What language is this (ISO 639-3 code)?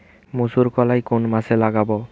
ben